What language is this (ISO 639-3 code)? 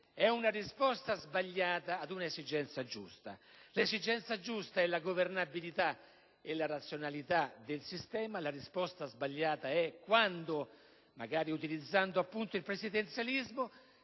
ita